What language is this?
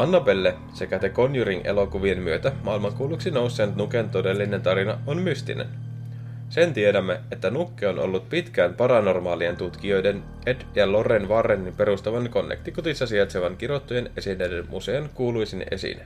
Finnish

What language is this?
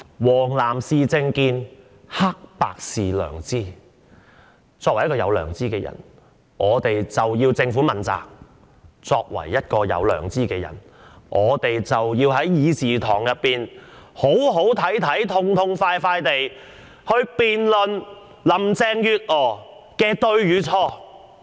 Cantonese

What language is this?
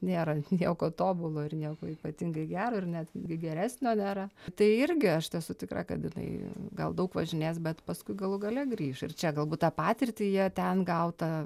Lithuanian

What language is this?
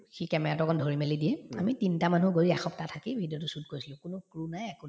Assamese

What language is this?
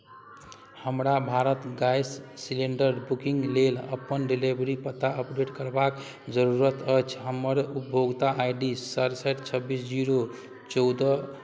Maithili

